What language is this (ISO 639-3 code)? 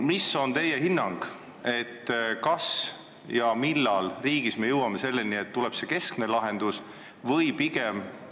est